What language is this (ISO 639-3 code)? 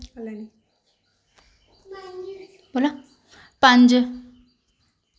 doi